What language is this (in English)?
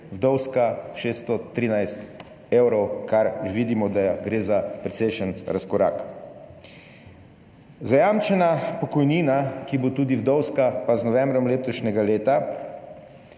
Slovenian